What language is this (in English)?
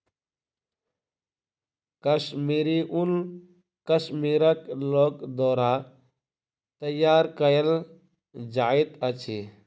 Maithili